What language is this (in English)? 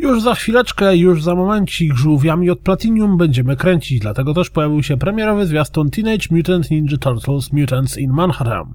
Polish